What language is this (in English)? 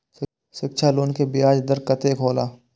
Maithili